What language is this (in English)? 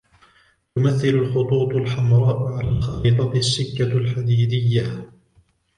Arabic